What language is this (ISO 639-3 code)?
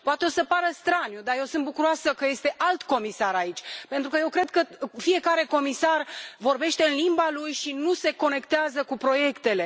ron